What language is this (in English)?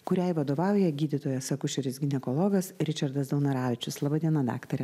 Lithuanian